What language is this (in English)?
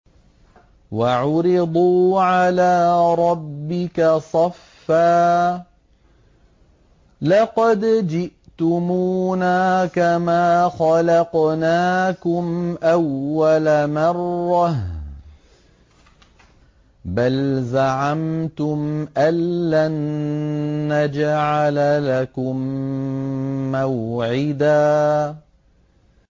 Arabic